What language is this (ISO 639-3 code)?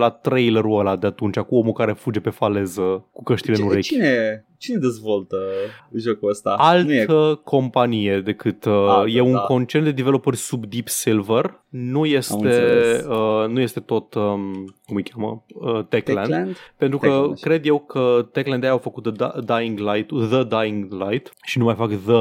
ron